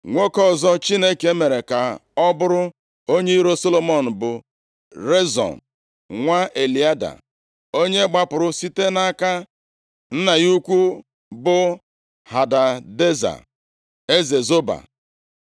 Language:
Igbo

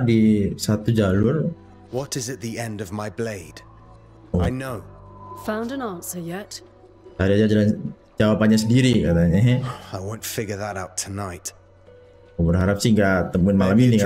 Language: Indonesian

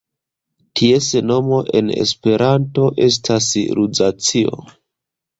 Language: Esperanto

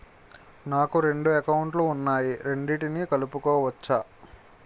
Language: Telugu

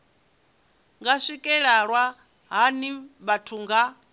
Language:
Venda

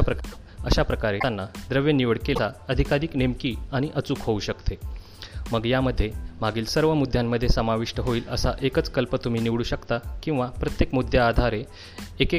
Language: Marathi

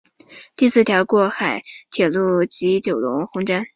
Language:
Chinese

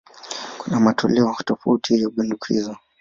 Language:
Swahili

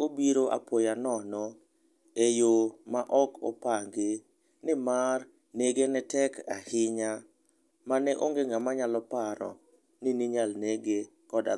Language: Luo (Kenya and Tanzania)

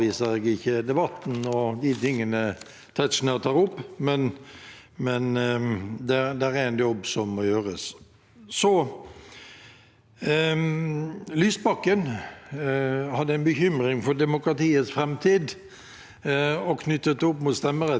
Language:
Norwegian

